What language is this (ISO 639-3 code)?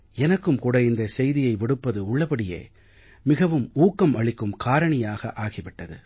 tam